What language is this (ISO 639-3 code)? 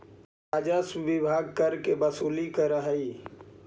mag